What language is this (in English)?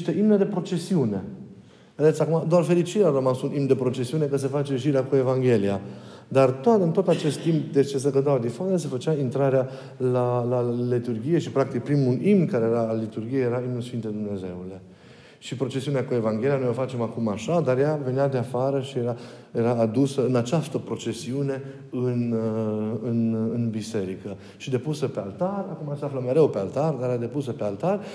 Romanian